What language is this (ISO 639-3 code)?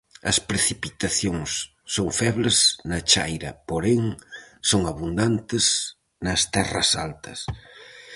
glg